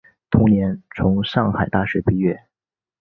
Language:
Chinese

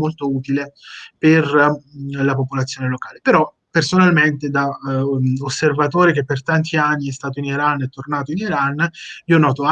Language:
Italian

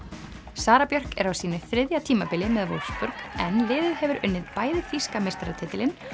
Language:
Icelandic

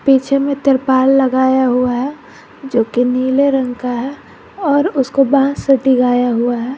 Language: Hindi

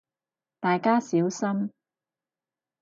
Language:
Cantonese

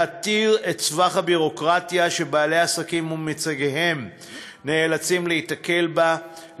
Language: Hebrew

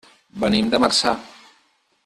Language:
Catalan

